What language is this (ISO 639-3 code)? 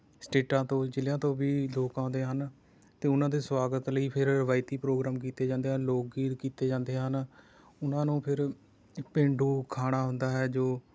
pan